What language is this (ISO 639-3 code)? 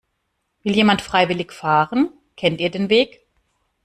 deu